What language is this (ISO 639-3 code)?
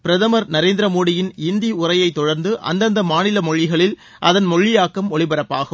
tam